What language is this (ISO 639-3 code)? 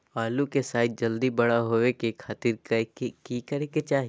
mag